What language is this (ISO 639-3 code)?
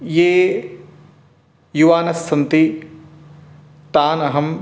san